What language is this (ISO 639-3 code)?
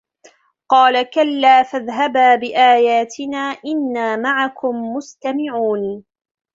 ara